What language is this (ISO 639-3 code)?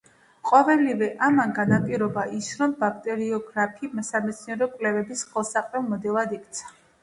kat